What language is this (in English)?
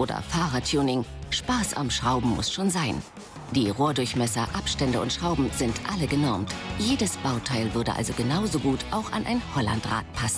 German